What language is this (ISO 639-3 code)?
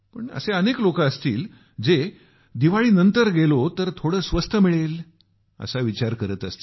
mar